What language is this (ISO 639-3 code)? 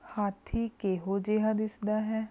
pan